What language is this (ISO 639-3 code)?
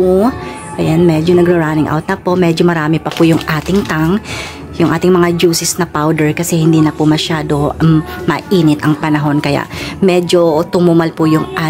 fil